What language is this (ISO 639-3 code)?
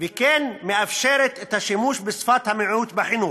heb